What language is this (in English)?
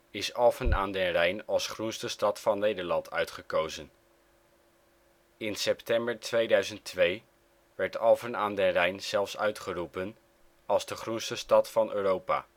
Dutch